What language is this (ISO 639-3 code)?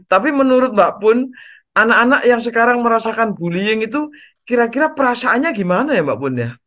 ind